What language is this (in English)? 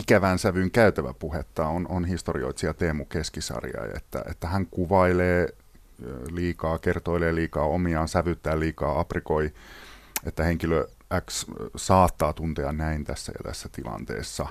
Finnish